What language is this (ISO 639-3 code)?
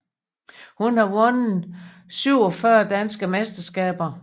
dan